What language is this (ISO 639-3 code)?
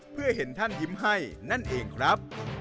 tha